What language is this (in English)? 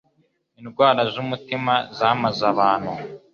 Kinyarwanda